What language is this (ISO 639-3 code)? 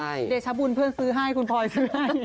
tha